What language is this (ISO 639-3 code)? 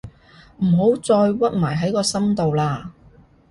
yue